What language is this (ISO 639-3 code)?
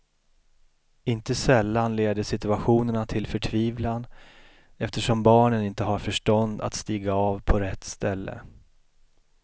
swe